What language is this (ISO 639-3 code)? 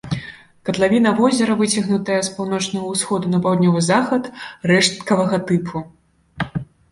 bel